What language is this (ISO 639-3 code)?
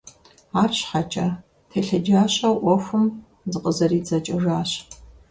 kbd